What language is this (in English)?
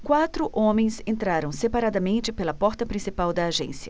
Portuguese